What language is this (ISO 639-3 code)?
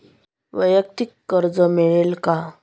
mar